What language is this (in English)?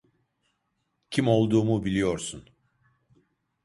Turkish